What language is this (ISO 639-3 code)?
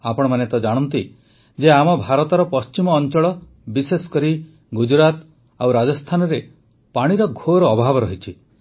ori